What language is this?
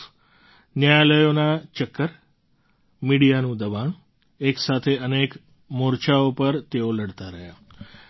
Gujarati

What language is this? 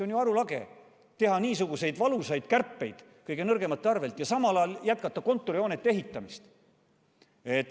Estonian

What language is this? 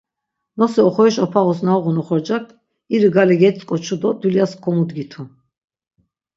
Laz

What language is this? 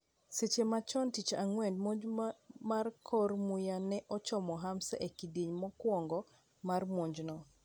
Luo (Kenya and Tanzania)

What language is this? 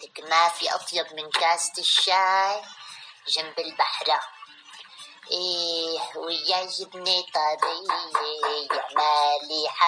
Arabic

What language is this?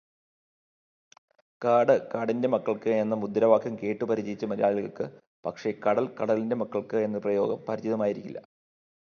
Malayalam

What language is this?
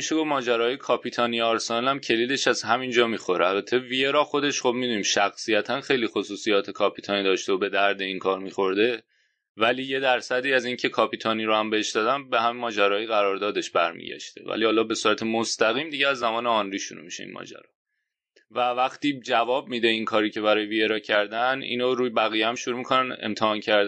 Persian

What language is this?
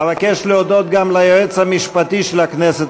Hebrew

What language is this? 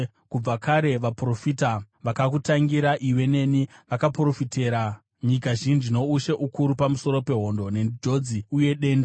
Shona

